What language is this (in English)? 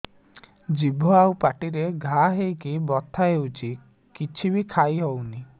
Odia